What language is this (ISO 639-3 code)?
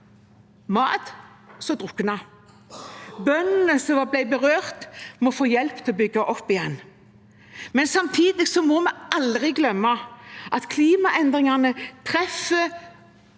nor